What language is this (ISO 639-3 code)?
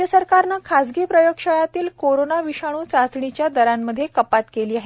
mar